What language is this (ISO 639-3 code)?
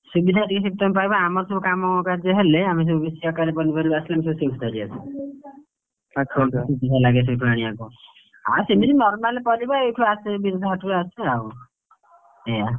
ori